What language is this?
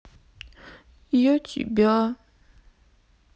Russian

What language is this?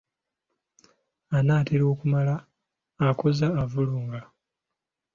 Ganda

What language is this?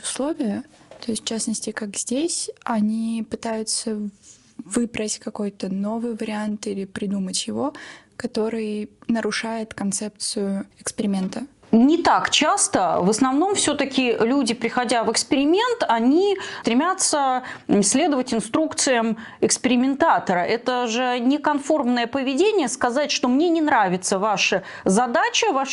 Russian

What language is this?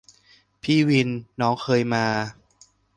Thai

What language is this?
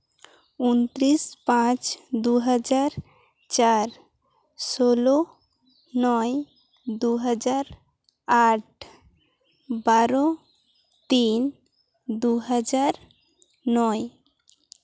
Santali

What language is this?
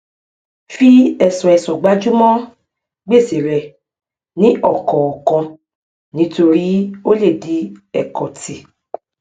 Yoruba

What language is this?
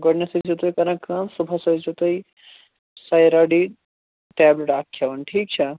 Kashmiri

